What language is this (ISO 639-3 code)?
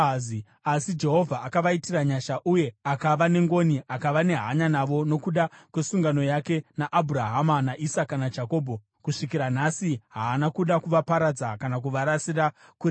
sna